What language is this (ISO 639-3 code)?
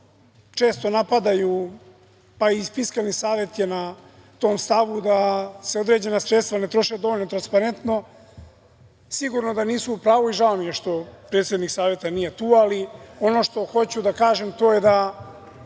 srp